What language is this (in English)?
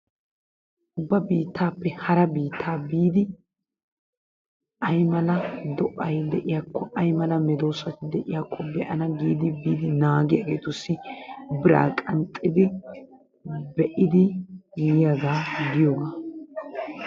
Wolaytta